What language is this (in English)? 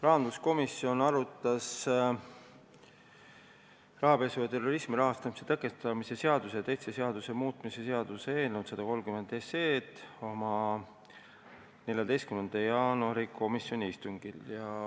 Estonian